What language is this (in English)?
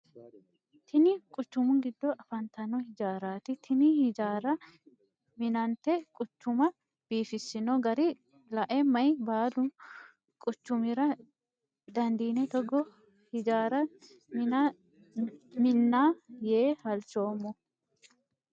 Sidamo